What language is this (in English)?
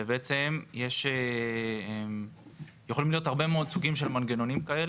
Hebrew